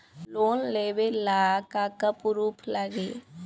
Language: Bhojpuri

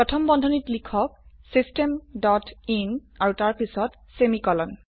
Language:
Assamese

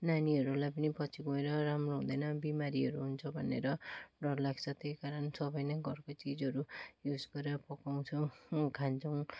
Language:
Nepali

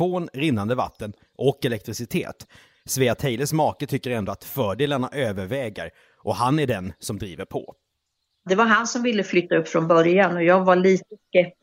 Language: Swedish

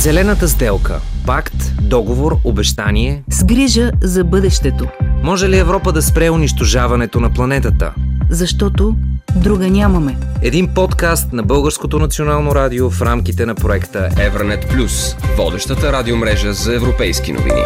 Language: Bulgarian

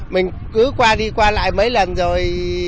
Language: Vietnamese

